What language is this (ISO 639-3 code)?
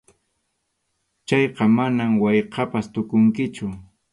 qxu